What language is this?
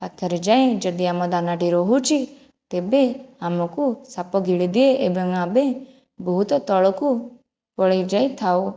Odia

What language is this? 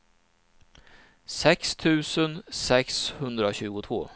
Swedish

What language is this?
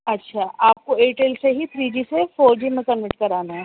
Urdu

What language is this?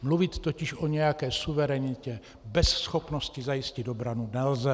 Czech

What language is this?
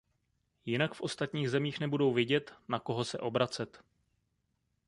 Czech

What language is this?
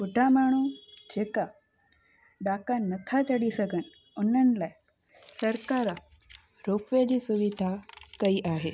Sindhi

